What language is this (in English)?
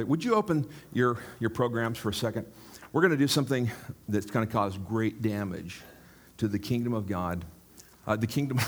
English